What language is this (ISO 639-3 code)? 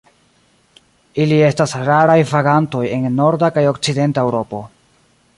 epo